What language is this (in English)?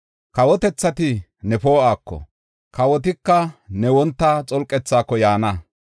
Gofa